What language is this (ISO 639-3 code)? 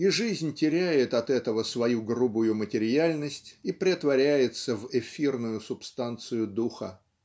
rus